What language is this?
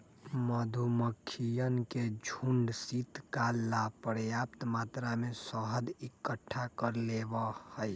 Magahi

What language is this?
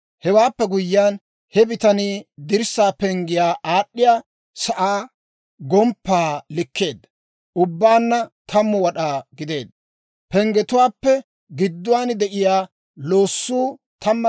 Dawro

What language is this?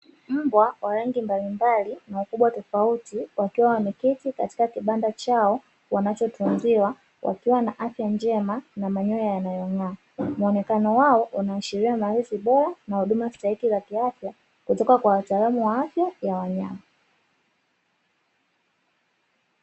Swahili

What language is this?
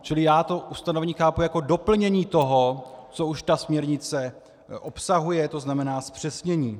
Czech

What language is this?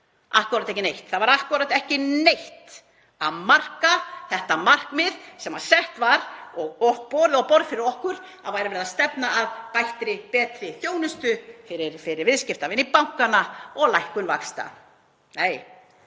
Icelandic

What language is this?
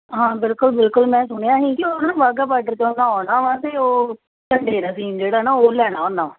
Punjabi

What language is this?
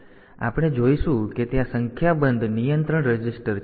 Gujarati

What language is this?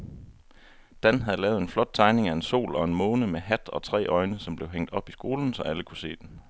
Danish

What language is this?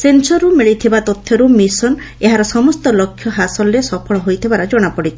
Odia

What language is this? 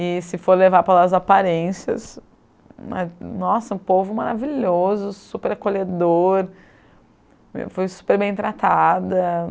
Portuguese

